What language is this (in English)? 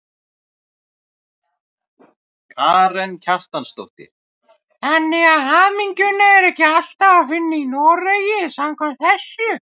Icelandic